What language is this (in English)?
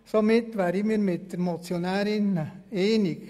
Swiss German